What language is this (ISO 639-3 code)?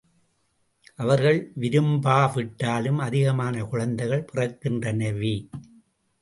tam